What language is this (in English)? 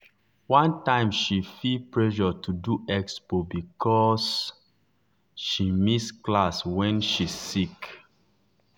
Nigerian Pidgin